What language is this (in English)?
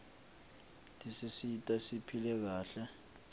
Swati